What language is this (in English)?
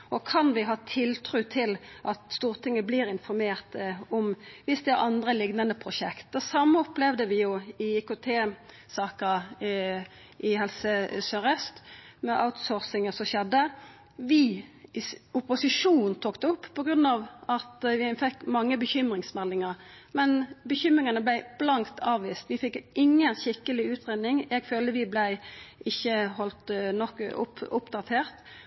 Norwegian Nynorsk